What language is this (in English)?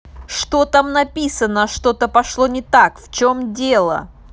Russian